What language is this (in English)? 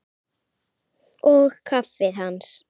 Icelandic